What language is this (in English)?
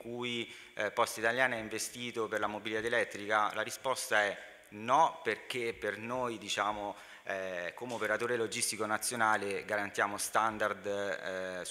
Italian